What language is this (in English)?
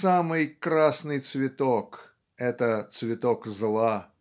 Russian